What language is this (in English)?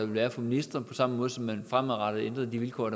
Danish